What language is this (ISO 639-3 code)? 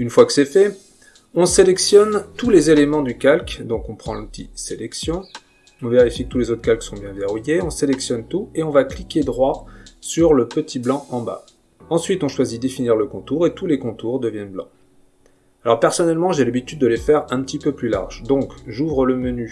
fra